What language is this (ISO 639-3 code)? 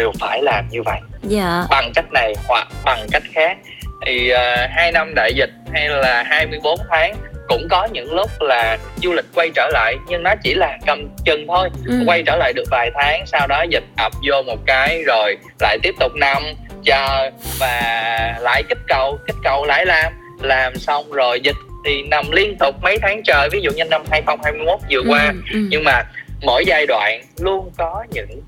vie